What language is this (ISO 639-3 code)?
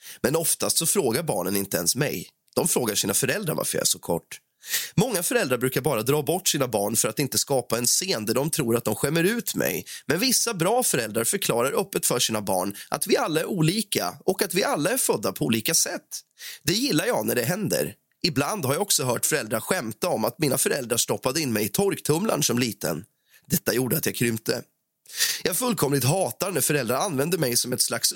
swe